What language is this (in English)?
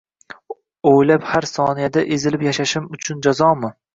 Uzbek